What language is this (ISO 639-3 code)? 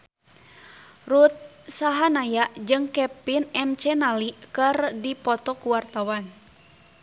sun